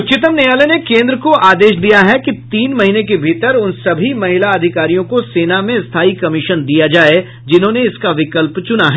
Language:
Hindi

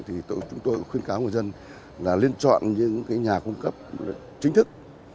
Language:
Vietnamese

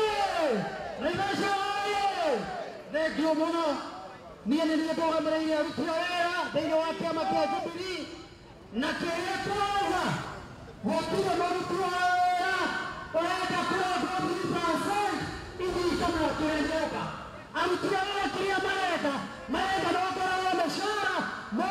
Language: Arabic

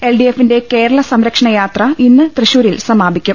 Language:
Malayalam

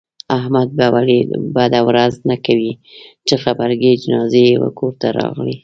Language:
Pashto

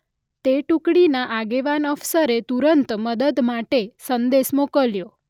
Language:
Gujarati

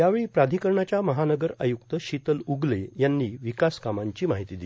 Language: Marathi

